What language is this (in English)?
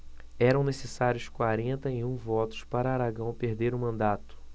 Portuguese